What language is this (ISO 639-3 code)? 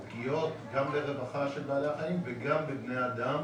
heb